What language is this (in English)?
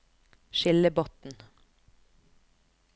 Norwegian